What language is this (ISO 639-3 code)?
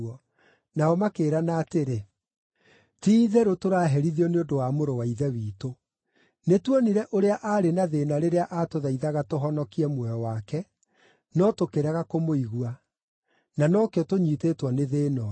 kik